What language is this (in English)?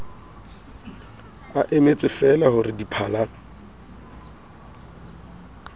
Southern Sotho